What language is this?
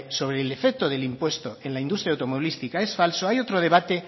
Spanish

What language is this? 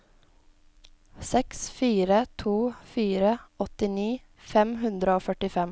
Norwegian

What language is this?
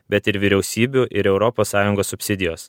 Lithuanian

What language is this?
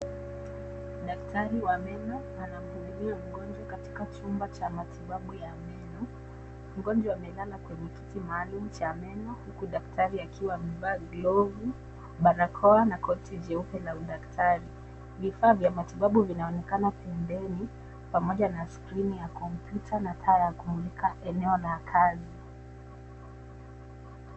Swahili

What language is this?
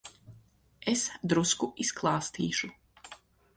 Latvian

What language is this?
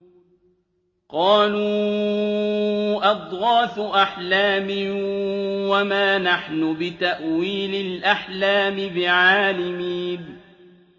Arabic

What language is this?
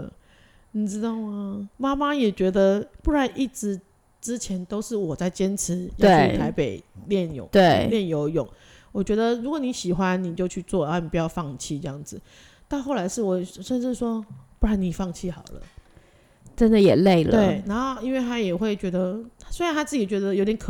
Chinese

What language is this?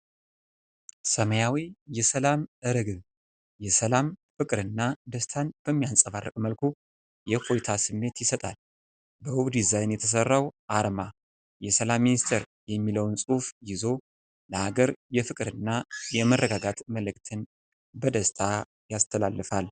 Amharic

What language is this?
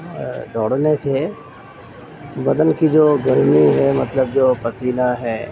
Urdu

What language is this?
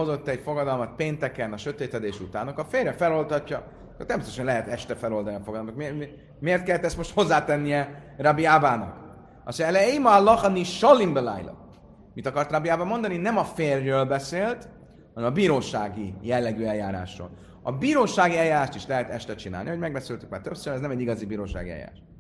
Hungarian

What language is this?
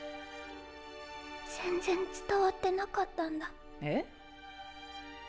Japanese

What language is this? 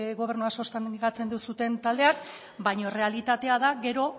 Basque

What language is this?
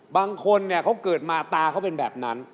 Thai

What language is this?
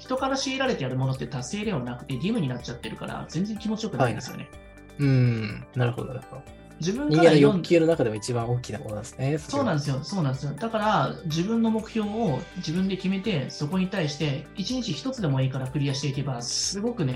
Japanese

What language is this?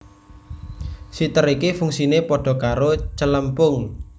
Javanese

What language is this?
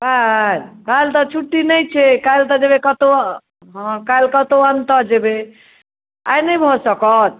Maithili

